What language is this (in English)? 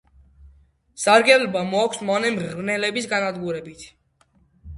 Georgian